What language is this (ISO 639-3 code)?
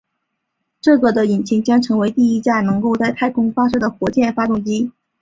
zho